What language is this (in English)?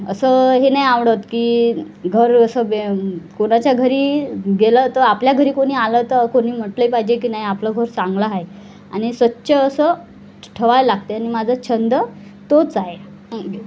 Marathi